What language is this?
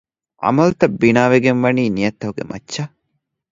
Divehi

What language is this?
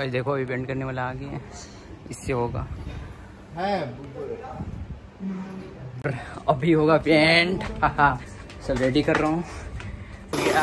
Hindi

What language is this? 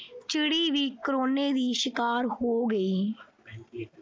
Punjabi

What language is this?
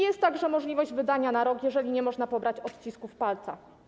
Polish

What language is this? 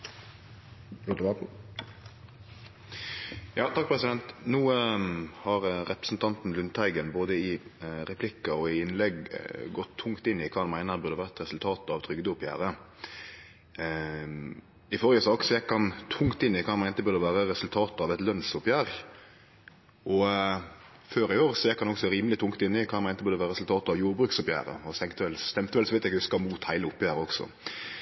Norwegian Nynorsk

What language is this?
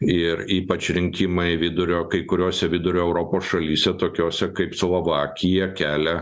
Lithuanian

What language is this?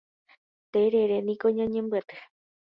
Guarani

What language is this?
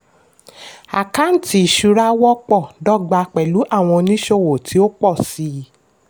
Yoruba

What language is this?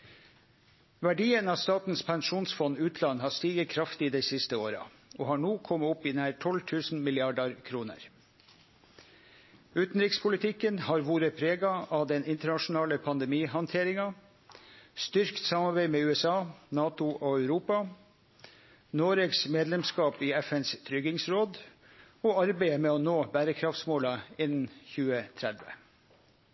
Norwegian Nynorsk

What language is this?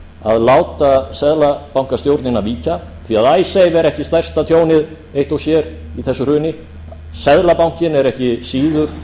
Icelandic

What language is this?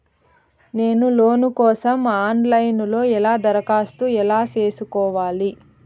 Telugu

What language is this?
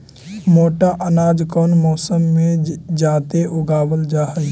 Magahi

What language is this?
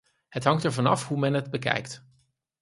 Dutch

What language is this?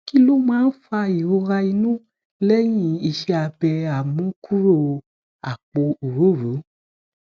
Yoruba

